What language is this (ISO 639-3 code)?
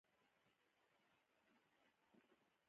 pus